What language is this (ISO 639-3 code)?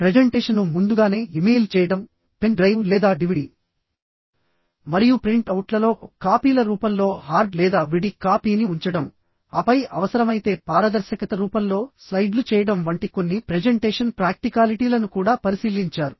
tel